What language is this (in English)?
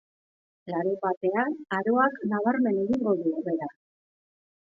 Basque